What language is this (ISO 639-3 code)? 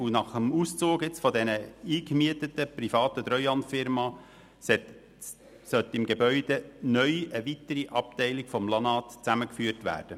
gsw